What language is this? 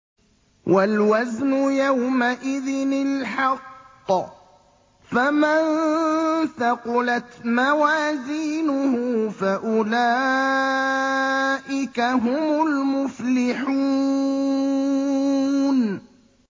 Arabic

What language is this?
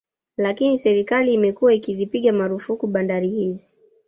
Swahili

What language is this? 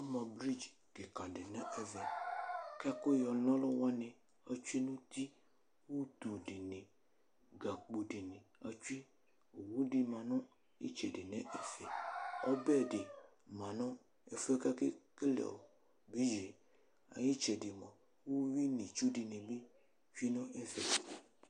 Ikposo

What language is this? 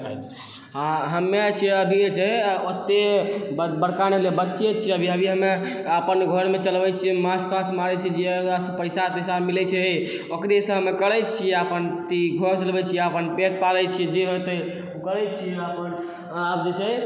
Maithili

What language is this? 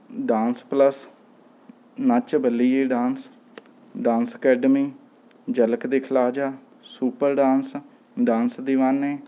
Punjabi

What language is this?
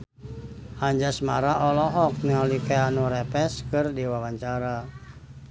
Sundanese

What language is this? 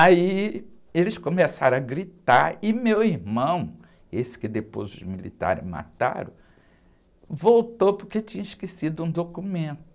Portuguese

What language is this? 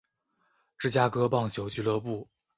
Chinese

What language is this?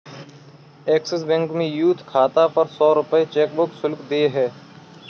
Hindi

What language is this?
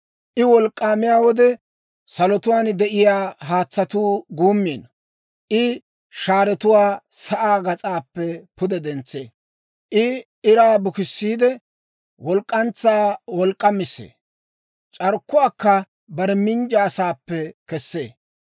Dawro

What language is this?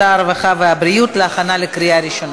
Hebrew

